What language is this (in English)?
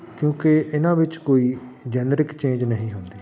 Punjabi